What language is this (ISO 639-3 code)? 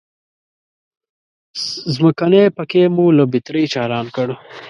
pus